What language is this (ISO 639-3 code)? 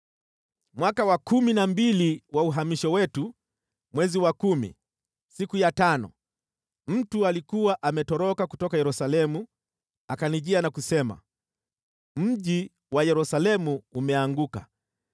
swa